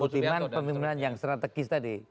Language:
Indonesian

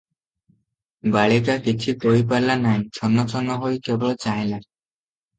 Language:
Odia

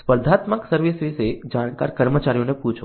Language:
Gujarati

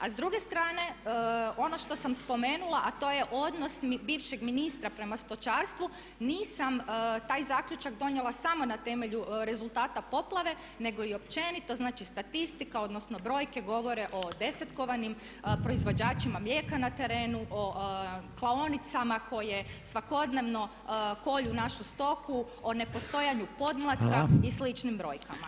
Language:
Croatian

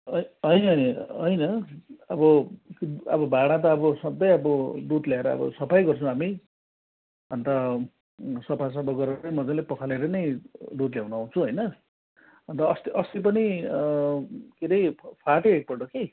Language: Nepali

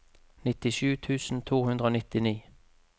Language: Norwegian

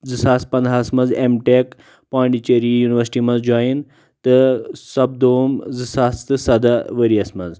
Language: Kashmiri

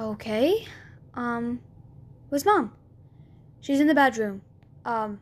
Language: English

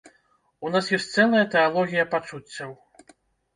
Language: Belarusian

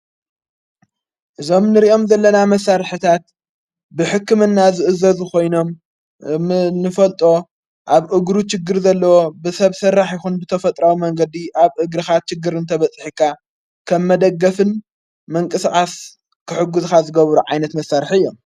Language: Tigrinya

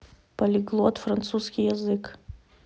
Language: Russian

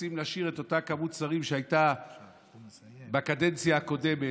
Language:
Hebrew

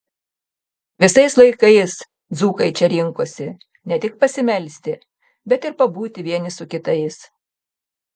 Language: Lithuanian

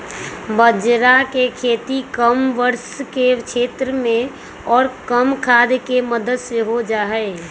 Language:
Magahi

